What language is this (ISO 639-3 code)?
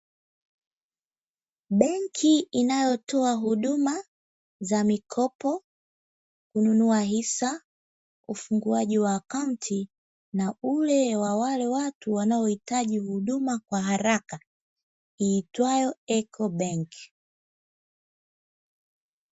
swa